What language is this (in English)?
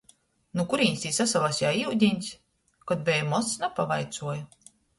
Latgalian